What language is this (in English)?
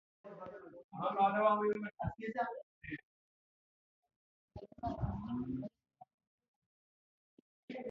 Afrikaans